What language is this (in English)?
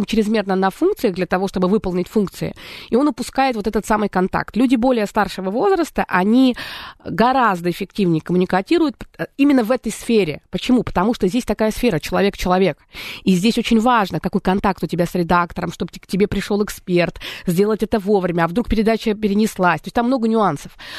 Russian